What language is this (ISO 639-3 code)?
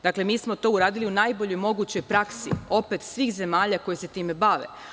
srp